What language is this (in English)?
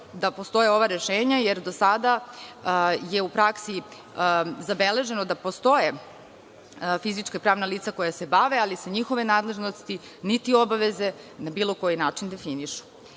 Serbian